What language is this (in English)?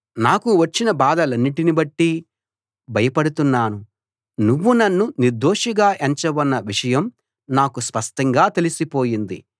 Telugu